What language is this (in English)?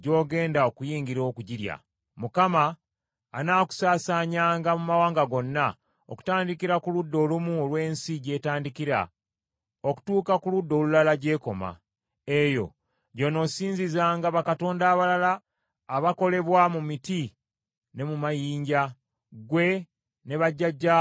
Ganda